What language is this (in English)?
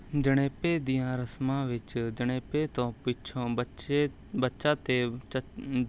Punjabi